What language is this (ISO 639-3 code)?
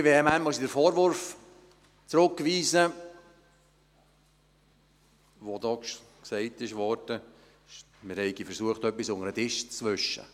gsw